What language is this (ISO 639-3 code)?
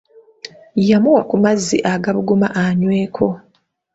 lug